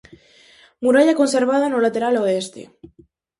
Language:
Galician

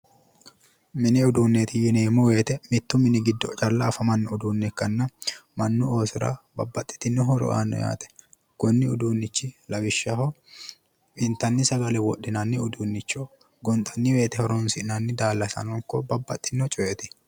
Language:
Sidamo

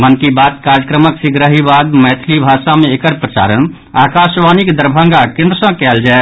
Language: Maithili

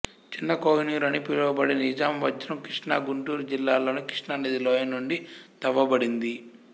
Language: Telugu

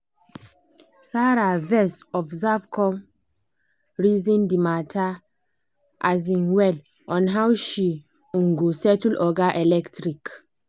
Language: Nigerian Pidgin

